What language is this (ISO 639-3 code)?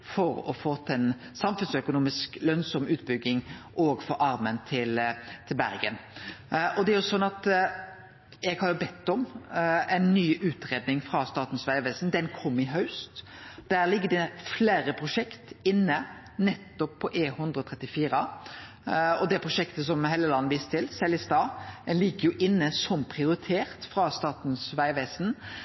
nno